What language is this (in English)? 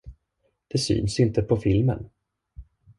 Swedish